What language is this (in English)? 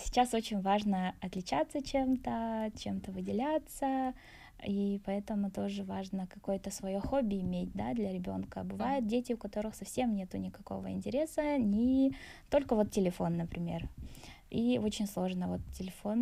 Russian